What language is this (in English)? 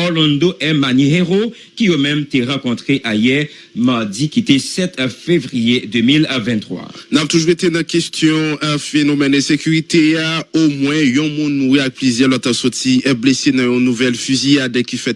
French